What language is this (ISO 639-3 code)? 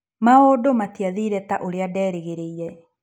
kik